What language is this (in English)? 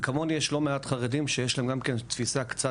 Hebrew